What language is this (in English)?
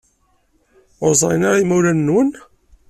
Kabyle